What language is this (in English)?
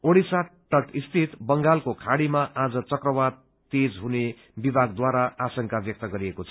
Nepali